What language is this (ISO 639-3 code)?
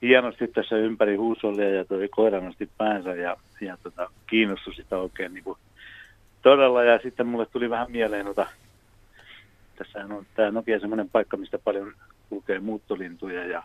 fin